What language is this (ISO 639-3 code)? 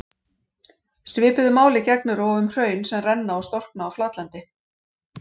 isl